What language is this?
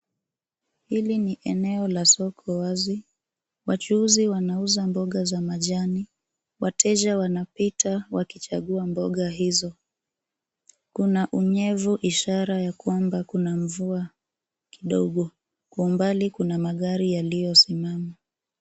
Swahili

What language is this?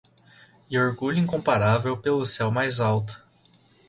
Portuguese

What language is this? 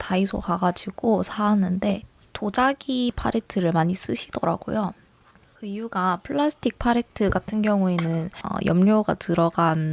Korean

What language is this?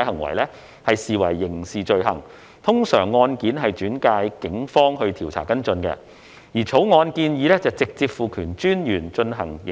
Cantonese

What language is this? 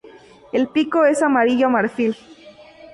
Spanish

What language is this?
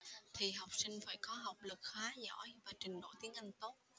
Vietnamese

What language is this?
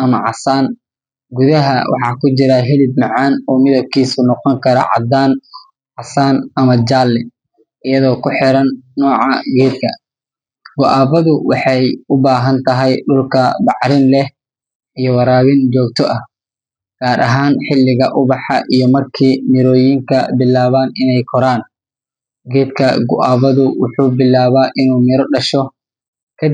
Somali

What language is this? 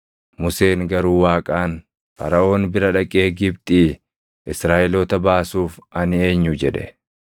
Oromo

